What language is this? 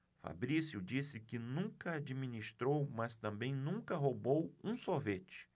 Portuguese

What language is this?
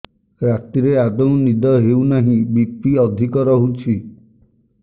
Odia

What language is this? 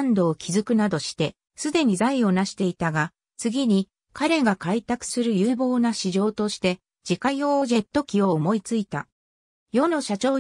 Japanese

